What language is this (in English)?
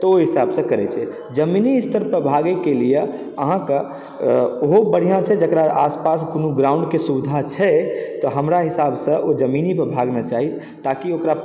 Maithili